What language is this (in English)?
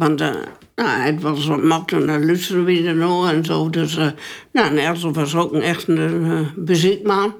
Dutch